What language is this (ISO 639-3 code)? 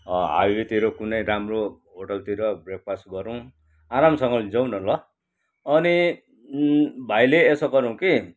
nep